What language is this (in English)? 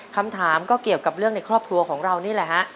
Thai